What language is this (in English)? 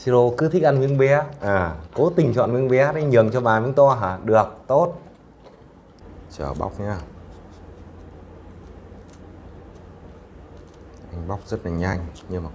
Vietnamese